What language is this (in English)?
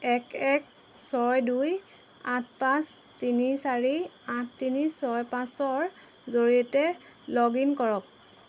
Assamese